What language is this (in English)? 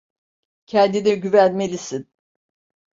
Turkish